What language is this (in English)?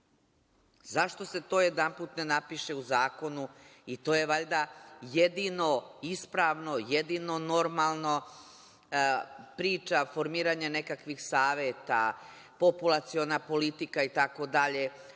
Serbian